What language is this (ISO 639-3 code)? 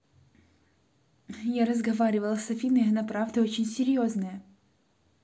rus